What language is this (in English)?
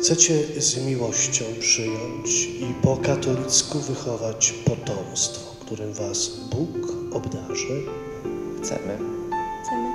Polish